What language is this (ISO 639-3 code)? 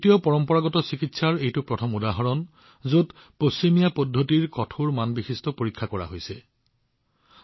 asm